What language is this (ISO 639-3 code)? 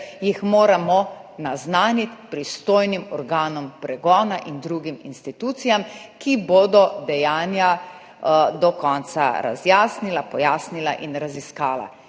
slv